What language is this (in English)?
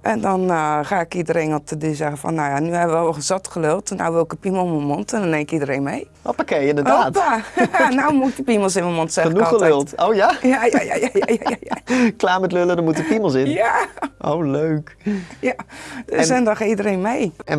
Dutch